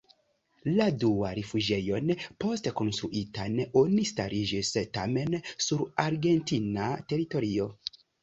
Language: Esperanto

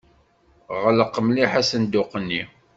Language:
Kabyle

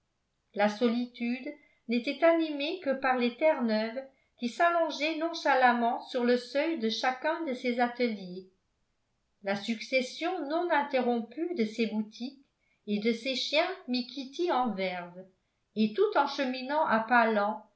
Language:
French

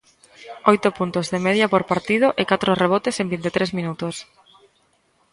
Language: Galician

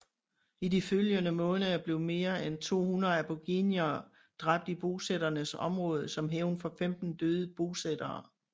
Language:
Danish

